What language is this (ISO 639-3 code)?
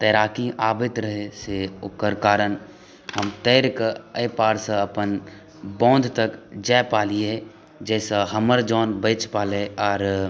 mai